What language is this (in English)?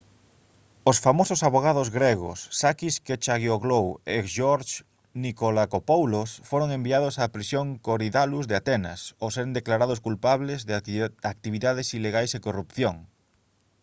Galician